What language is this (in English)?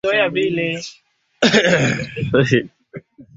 Swahili